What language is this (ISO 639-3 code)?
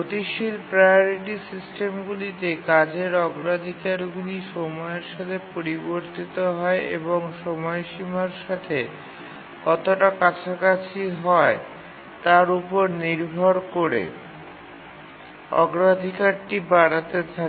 ben